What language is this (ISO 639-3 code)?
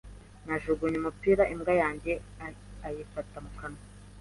kin